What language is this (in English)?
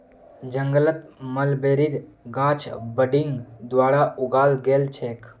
Magahi